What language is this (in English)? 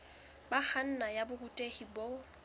Southern Sotho